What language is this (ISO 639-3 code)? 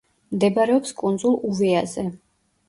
kat